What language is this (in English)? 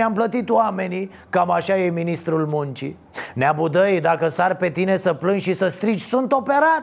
Romanian